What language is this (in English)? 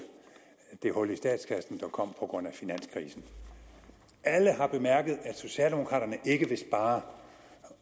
Danish